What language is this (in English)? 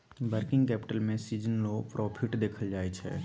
Maithili